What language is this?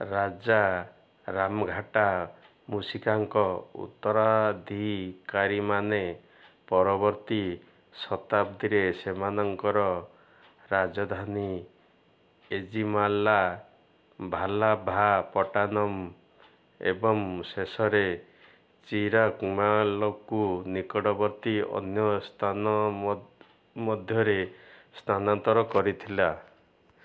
Odia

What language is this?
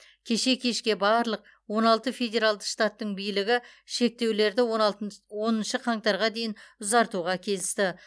Kazakh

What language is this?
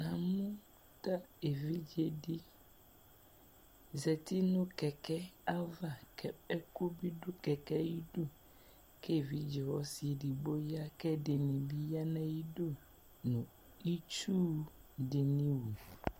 Ikposo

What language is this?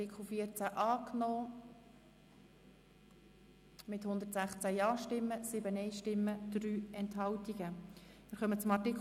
Swiss German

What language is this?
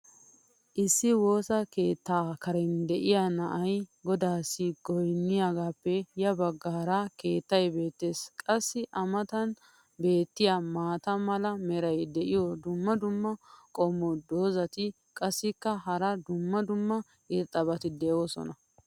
Wolaytta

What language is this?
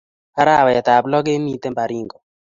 Kalenjin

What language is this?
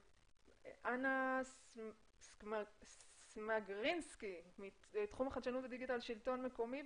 Hebrew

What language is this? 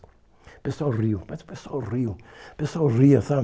Portuguese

